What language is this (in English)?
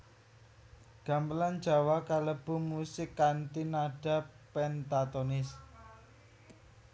Javanese